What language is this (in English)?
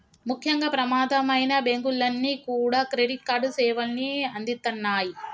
Telugu